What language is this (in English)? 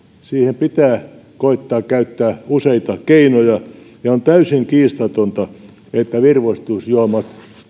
Finnish